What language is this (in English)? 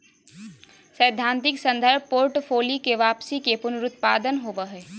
Magahi